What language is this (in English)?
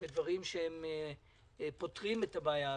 Hebrew